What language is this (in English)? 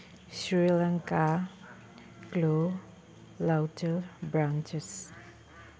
Manipuri